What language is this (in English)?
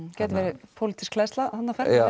Icelandic